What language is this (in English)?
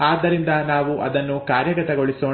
Kannada